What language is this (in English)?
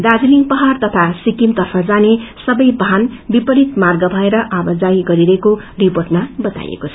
Nepali